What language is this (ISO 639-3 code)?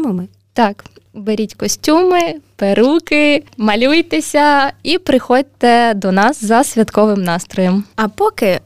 ukr